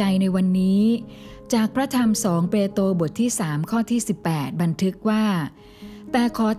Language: Thai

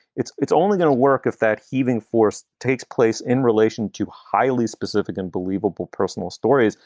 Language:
English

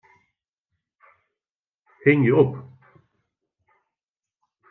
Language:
Western Frisian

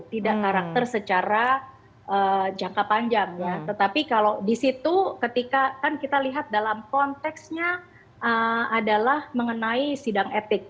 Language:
Indonesian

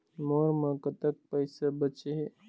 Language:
Chhattisgarhi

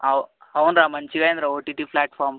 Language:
Telugu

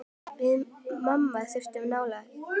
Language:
Icelandic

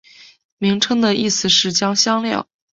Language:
Chinese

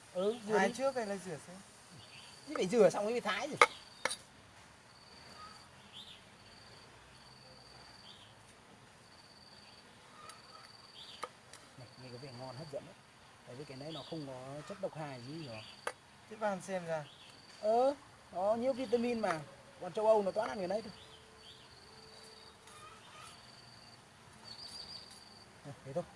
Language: Vietnamese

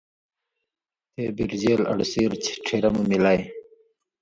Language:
Indus Kohistani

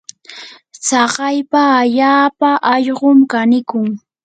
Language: Yanahuanca Pasco Quechua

